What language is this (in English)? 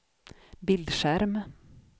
Swedish